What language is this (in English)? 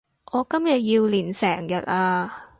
Cantonese